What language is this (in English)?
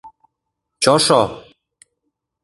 Mari